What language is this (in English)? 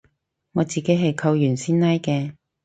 Cantonese